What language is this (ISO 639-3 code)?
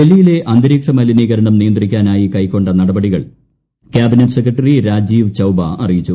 mal